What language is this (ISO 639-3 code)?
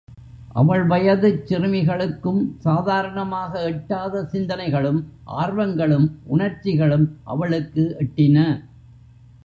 tam